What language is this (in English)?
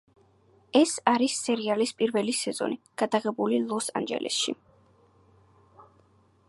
Georgian